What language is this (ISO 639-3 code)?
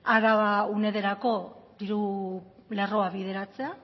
eus